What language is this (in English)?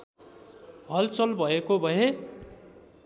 Nepali